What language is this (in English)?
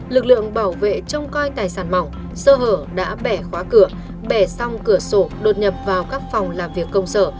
Vietnamese